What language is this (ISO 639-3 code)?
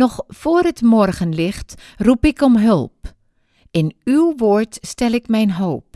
nld